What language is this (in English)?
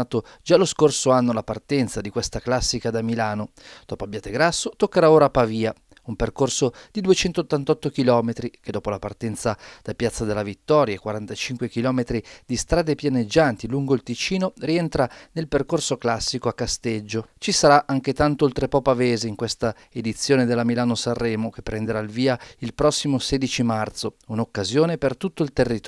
Italian